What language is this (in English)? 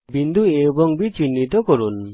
Bangla